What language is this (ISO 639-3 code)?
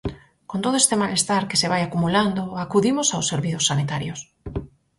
glg